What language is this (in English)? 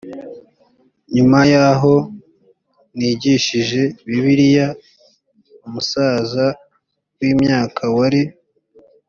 Kinyarwanda